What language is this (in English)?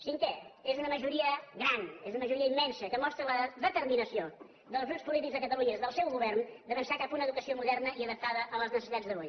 Catalan